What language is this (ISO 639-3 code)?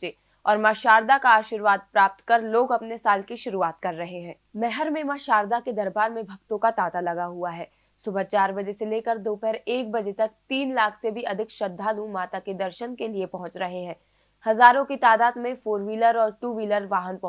hin